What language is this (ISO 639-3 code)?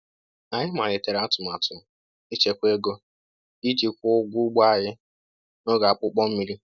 ibo